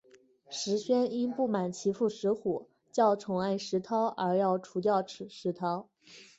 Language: Chinese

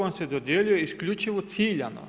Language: Croatian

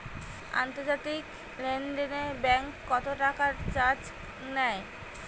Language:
Bangla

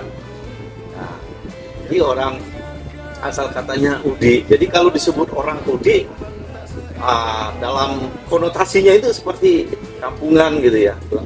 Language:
Indonesian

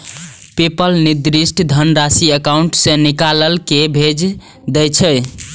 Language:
Maithili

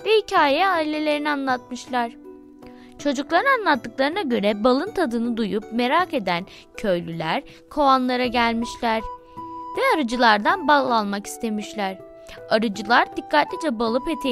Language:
Turkish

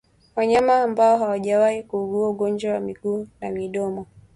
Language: Swahili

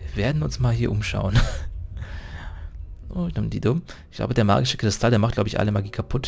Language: German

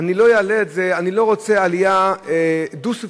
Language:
Hebrew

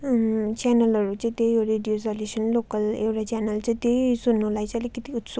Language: Nepali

